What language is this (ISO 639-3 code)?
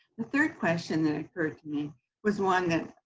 eng